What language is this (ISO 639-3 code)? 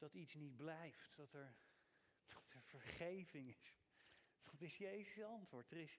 nld